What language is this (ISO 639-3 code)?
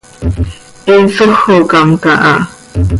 sei